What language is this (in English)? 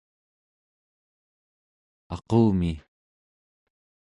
Central Yupik